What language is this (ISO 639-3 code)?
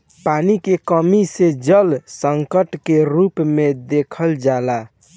bho